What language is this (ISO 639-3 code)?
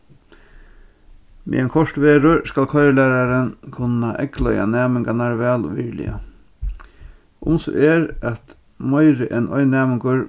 fao